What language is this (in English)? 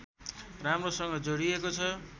Nepali